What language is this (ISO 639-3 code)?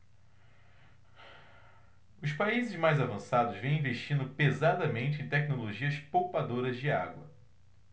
por